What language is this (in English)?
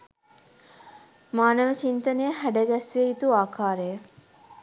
Sinhala